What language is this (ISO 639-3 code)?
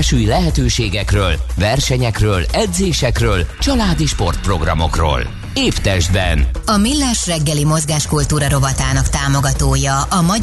hun